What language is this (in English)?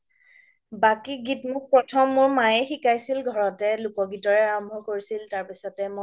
Assamese